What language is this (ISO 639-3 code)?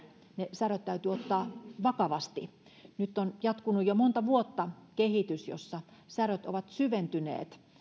fin